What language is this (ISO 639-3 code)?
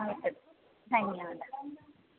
san